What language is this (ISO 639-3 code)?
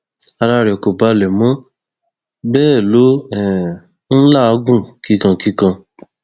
yor